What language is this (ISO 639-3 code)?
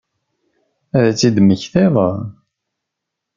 kab